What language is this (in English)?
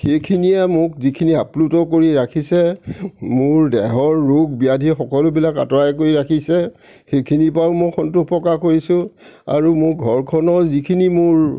Assamese